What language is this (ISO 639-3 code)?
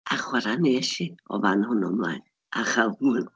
cym